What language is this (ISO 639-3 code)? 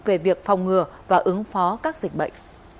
vie